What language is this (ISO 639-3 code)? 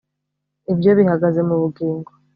kin